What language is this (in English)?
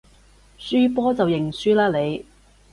Cantonese